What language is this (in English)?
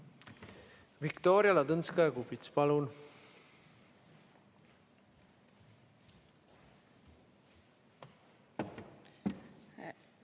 Estonian